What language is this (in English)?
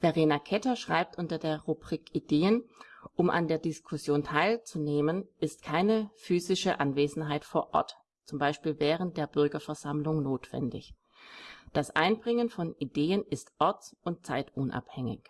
German